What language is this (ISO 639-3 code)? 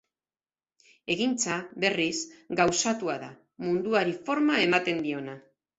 eus